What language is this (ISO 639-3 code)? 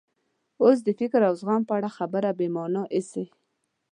pus